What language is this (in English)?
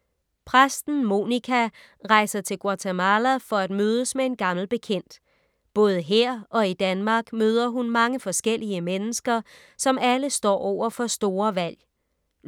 Danish